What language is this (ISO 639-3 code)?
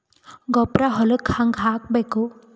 kan